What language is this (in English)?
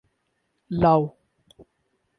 Urdu